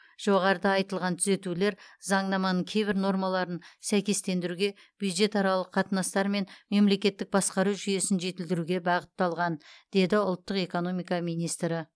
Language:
Kazakh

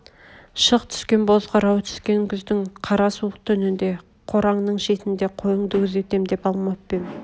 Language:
Kazakh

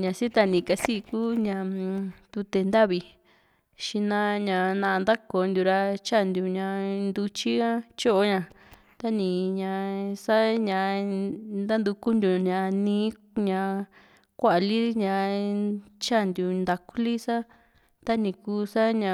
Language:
Juxtlahuaca Mixtec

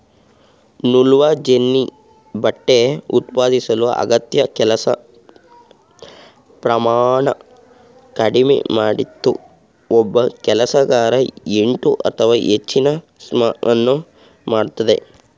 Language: Kannada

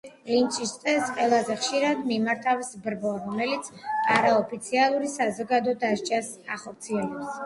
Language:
Georgian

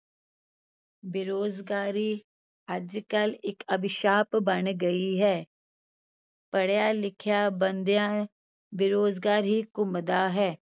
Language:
Punjabi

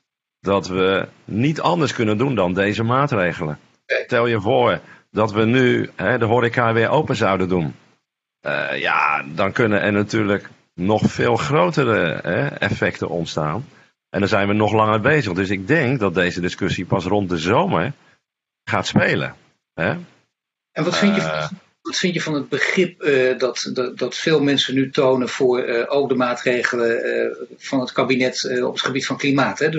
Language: Dutch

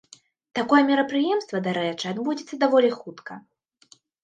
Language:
Belarusian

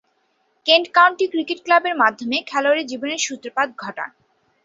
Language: Bangla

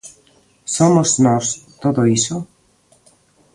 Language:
Galician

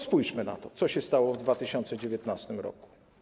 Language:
Polish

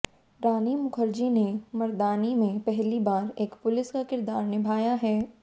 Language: Hindi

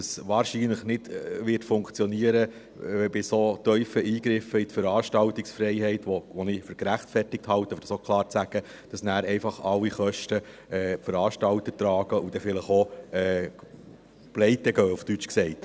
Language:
Swiss German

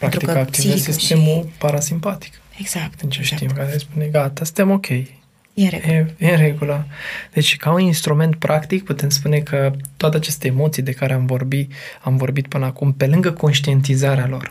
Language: Romanian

